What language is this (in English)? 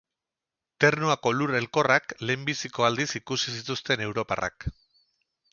Basque